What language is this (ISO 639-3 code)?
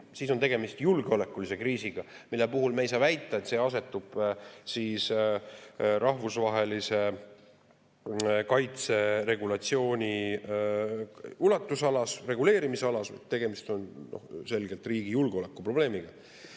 est